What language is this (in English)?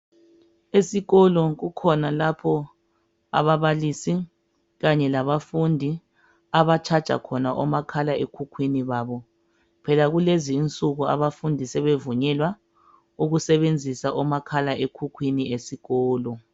North Ndebele